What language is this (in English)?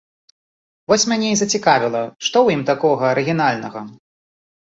Belarusian